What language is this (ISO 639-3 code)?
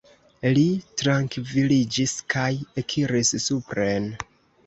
epo